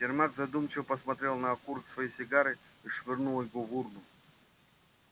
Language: Russian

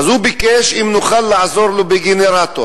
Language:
Hebrew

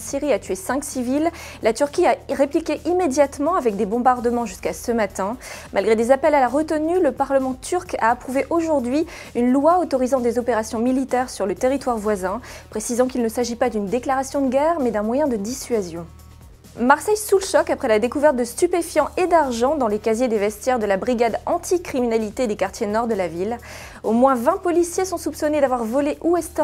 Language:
French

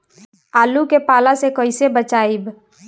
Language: Bhojpuri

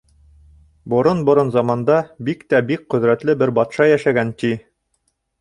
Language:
Bashkir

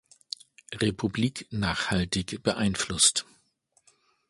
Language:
German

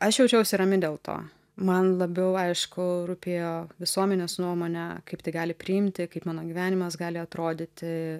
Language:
Lithuanian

